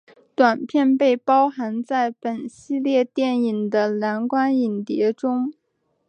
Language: Chinese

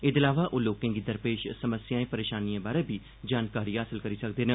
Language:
Dogri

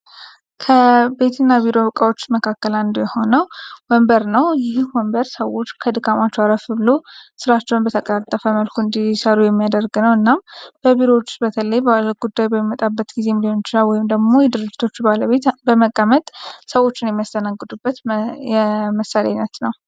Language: Amharic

